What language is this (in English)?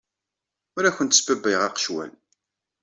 Kabyle